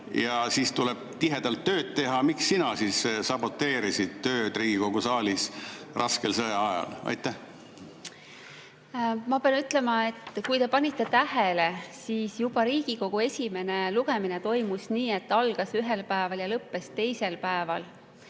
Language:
Estonian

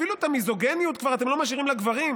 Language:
Hebrew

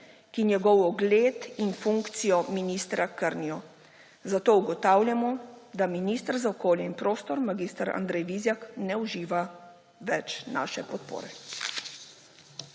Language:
Slovenian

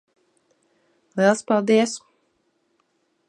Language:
Latvian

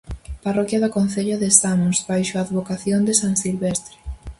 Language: Galician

